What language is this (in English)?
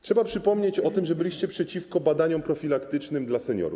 Polish